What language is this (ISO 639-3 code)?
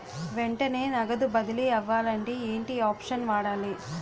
tel